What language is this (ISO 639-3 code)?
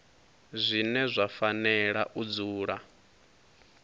ven